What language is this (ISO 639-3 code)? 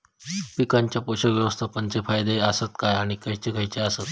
mar